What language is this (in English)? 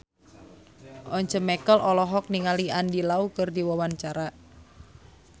Sundanese